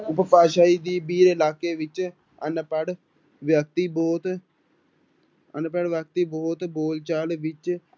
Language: Punjabi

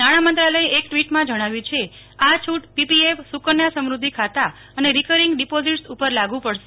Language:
Gujarati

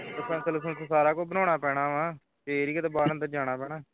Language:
Punjabi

